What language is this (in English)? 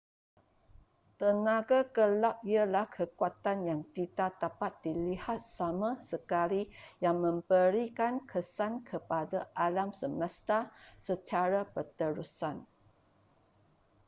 Malay